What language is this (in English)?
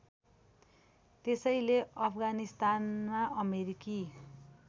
Nepali